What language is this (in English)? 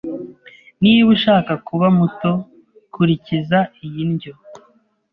Kinyarwanda